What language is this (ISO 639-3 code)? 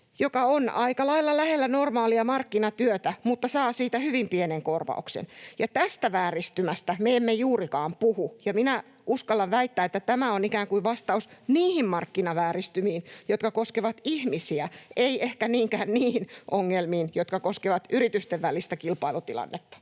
fin